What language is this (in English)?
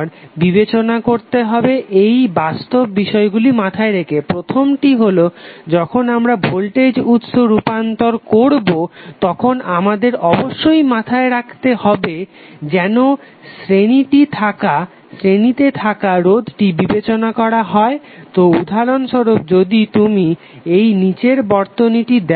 Bangla